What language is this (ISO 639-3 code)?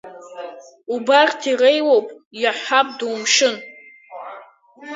abk